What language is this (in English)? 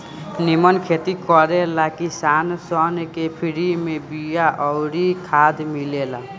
Bhojpuri